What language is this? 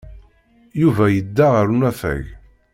Kabyle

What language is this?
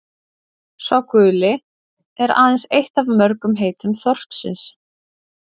Icelandic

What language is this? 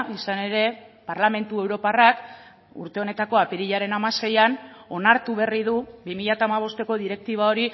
Basque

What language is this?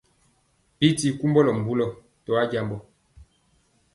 Mpiemo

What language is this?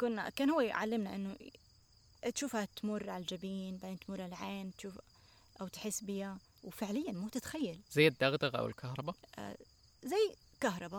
Arabic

